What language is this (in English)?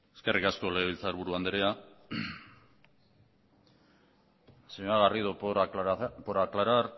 Basque